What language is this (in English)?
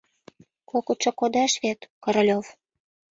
Mari